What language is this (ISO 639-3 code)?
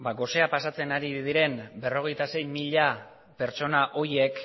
eus